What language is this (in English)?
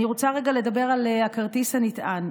Hebrew